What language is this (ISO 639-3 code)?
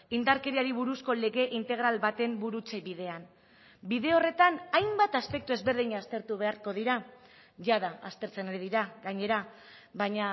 eus